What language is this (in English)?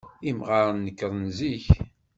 Kabyle